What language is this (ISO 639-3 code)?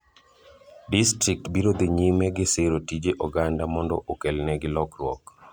luo